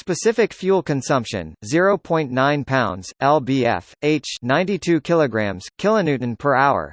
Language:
English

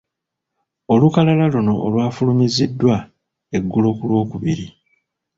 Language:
Ganda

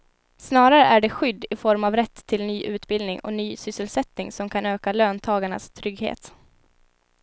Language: Swedish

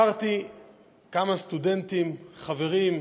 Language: Hebrew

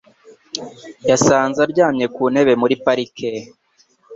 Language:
Kinyarwanda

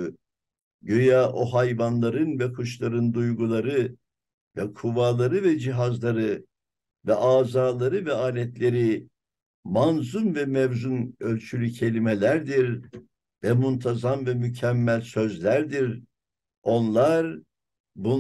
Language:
Turkish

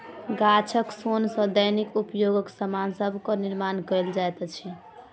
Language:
Maithili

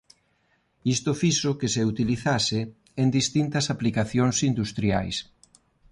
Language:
Galician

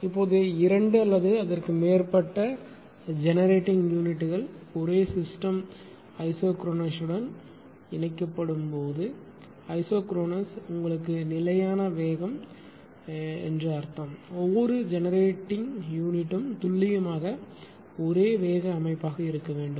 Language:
Tamil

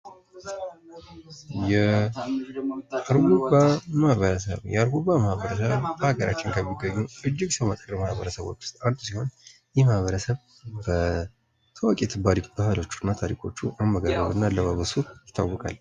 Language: Amharic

